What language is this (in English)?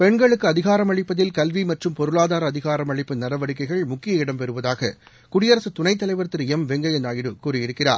Tamil